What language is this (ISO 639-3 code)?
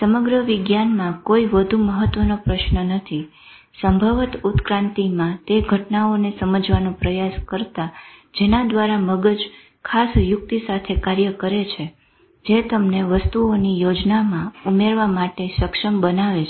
guj